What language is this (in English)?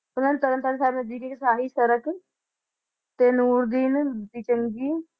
Punjabi